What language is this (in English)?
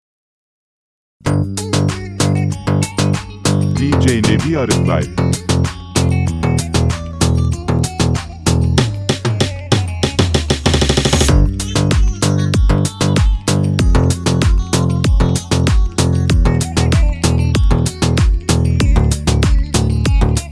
Turkish